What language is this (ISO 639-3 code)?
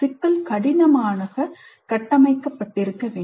tam